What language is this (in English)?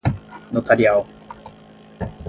Portuguese